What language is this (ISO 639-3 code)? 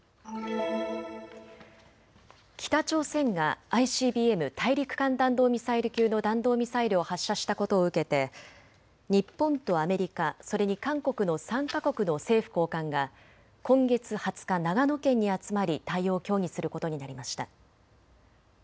jpn